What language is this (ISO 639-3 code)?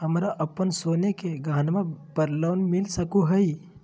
mag